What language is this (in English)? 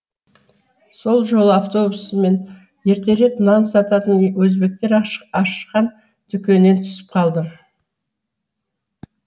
Kazakh